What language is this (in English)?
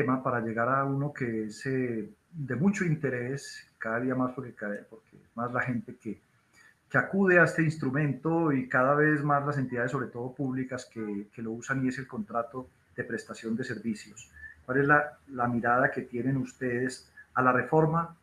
Spanish